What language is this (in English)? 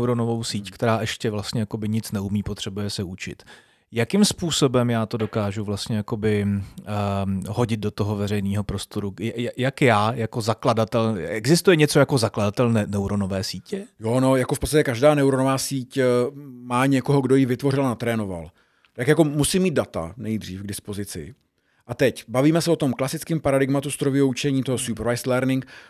Czech